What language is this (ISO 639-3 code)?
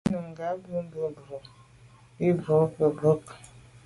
byv